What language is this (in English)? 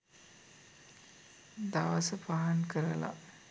Sinhala